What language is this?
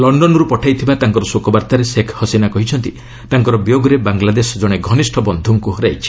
Odia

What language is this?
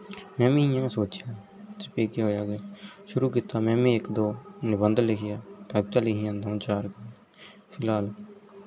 Dogri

